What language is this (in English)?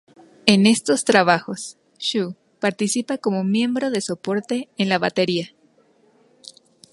Spanish